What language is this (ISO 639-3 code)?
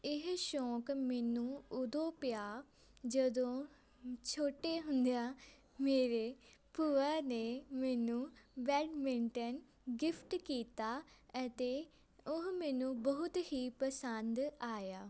pan